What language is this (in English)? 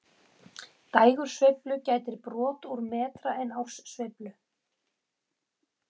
Icelandic